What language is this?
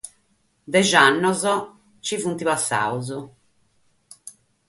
Sardinian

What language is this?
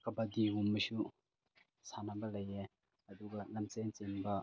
Manipuri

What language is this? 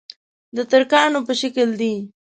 Pashto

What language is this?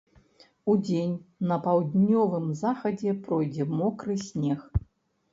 Belarusian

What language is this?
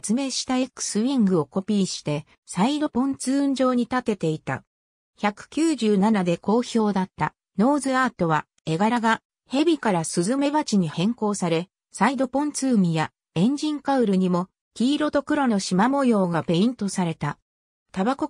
Japanese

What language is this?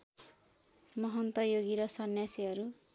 Nepali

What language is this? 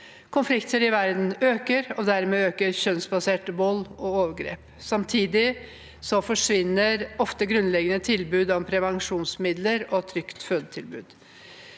Norwegian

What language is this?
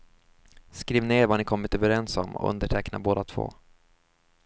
Swedish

